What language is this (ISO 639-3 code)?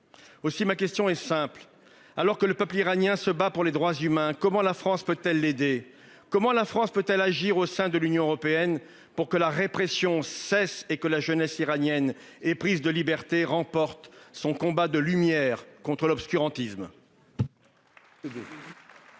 fra